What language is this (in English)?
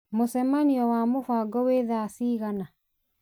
Kikuyu